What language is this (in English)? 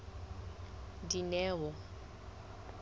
Southern Sotho